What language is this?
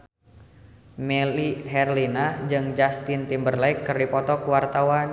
Sundanese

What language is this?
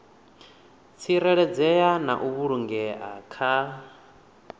Venda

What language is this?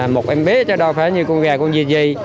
Vietnamese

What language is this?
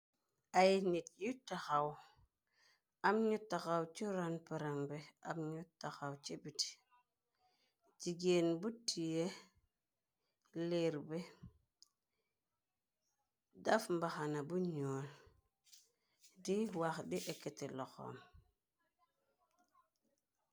Wolof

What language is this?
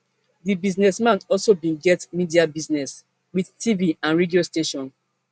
Nigerian Pidgin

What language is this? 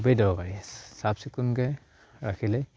Assamese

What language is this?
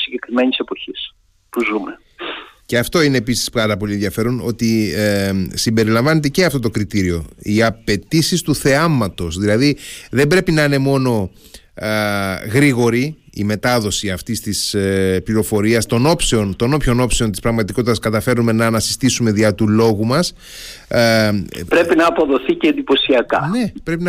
Greek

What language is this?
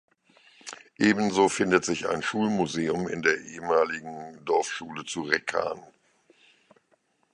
German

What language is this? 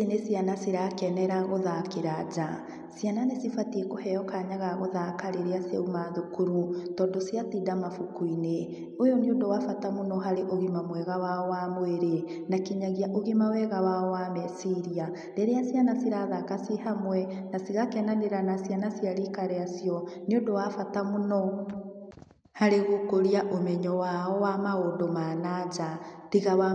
Kikuyu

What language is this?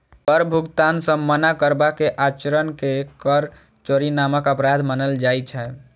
Maithili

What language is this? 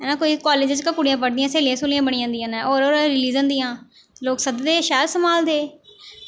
Dogri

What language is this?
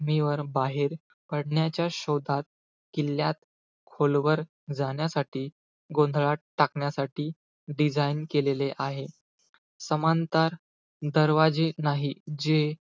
Marathi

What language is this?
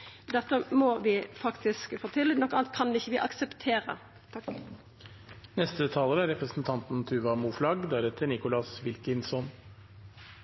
Norwegian Nynorsk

